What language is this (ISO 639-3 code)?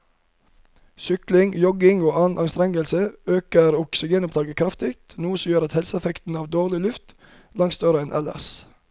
nor